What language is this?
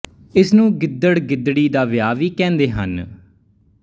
Punjabi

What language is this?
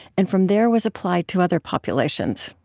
English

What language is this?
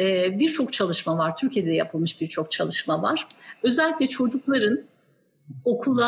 Turkish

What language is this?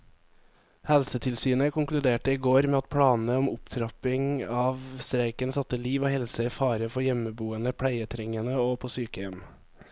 Norwegian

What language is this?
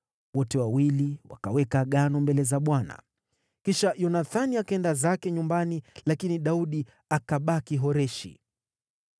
Swahili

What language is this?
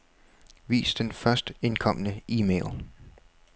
Danish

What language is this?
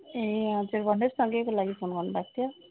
Nepali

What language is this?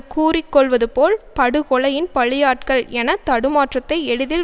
Tamil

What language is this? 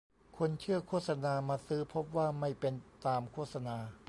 Thai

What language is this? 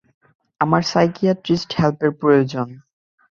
Bangla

